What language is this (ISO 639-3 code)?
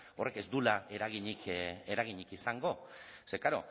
eus